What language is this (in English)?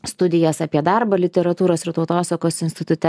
Lithuanian